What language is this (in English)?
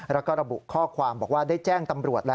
Thai